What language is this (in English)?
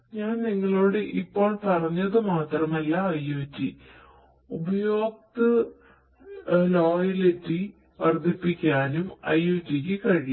Malayalam